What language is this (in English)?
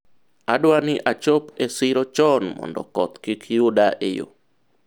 Luo (Kenya and Tanzania)